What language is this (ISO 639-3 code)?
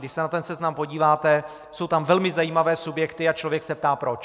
ces